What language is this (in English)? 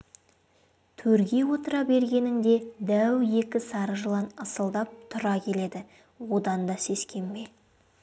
Kazakh